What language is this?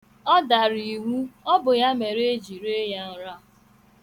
Igbo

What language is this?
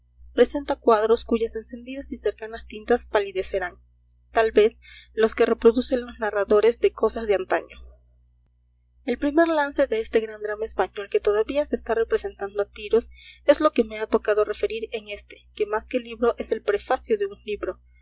Spanish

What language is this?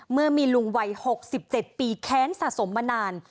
Thai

